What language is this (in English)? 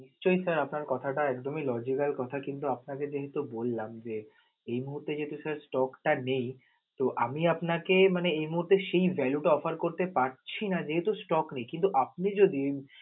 Bangla